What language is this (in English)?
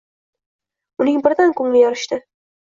Uzbek